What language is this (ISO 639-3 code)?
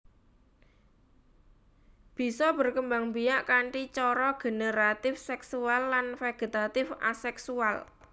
jav